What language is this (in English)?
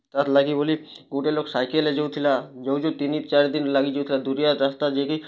Odia